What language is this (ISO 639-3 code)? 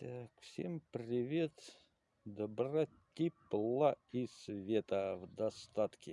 rus